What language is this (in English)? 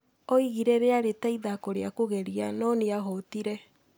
Kikuyu